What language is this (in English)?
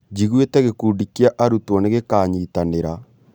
Kikuyu